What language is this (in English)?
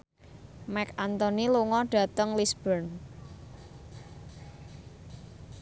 Javanese